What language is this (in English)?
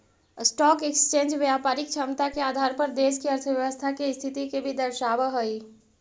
Magahi